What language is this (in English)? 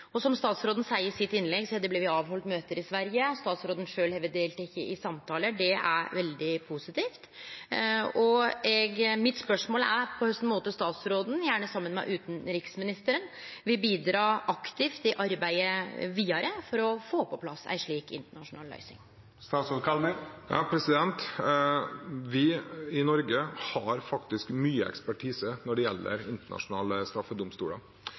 Norwegian